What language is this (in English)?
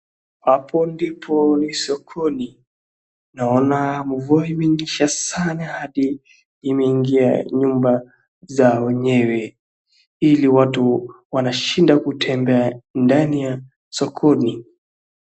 Swahili